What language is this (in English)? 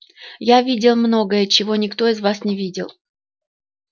Russian